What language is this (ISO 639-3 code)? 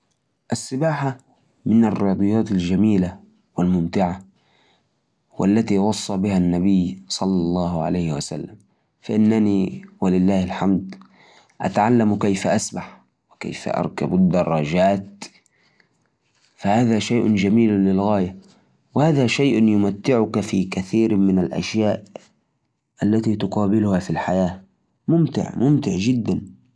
ars